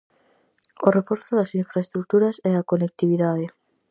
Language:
Galician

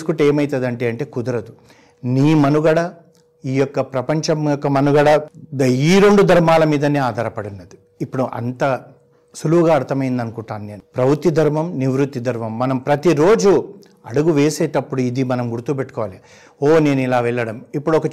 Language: Telugu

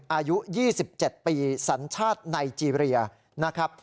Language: Thai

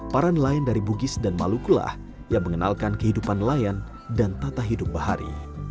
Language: Indonesian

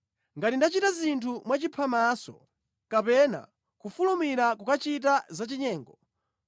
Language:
Nyanja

